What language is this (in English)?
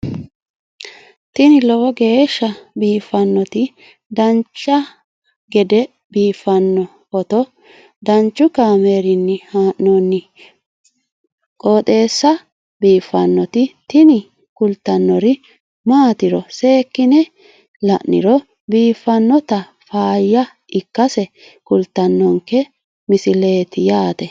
Sidamo